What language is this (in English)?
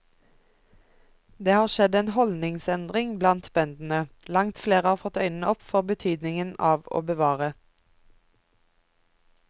Norwegian